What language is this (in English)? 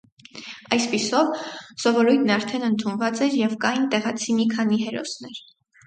Armenian